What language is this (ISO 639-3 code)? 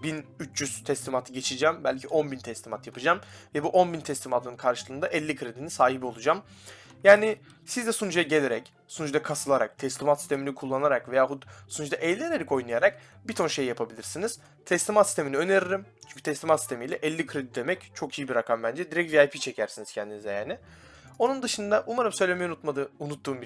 tur